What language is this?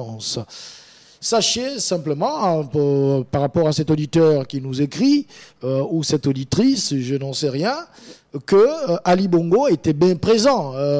French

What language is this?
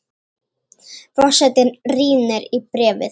Icelandic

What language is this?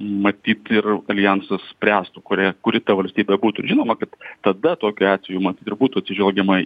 Lithuanian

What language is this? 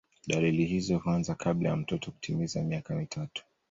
Swahili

